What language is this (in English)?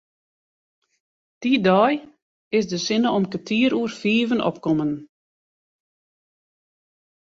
Western Frisian